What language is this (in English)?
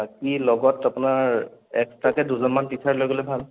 Assamese